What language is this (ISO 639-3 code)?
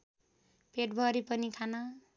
nep